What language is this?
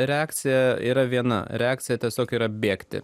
Lithuanian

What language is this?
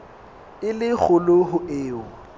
Southern Sotho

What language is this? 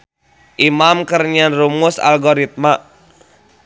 Sundanese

